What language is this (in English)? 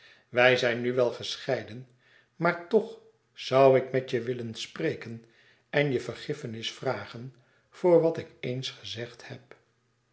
Dutch